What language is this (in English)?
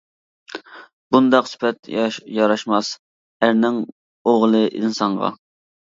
Uyghur